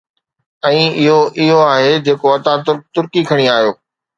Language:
Sindhi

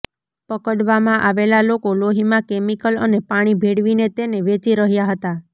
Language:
Gujarati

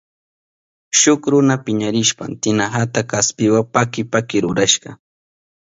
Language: Southern Pastaza Quechua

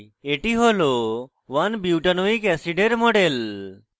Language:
Bangla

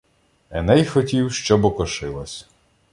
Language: Ukrainian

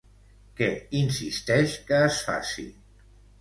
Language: Catalan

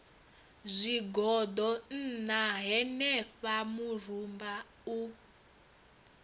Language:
Venda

